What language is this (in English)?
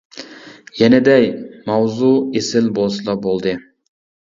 Uyghur